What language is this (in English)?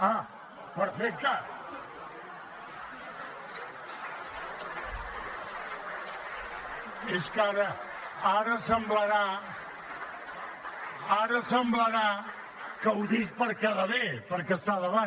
Catalan